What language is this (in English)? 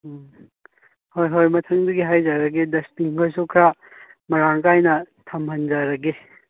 Manipuri